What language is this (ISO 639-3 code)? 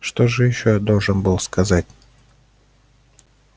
rus